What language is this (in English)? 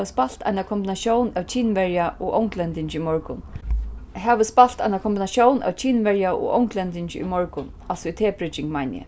Faroese